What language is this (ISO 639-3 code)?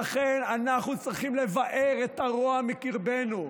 heb